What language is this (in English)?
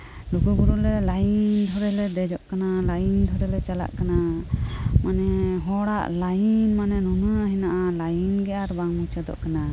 Santali